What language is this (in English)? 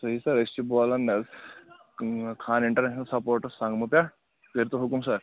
Kashmiri